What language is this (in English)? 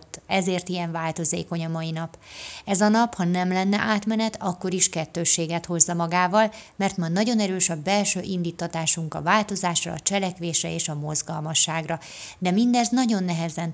Hungarian